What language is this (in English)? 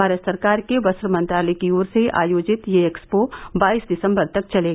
Hindi